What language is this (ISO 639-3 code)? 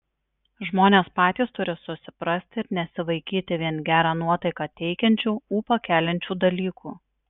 lit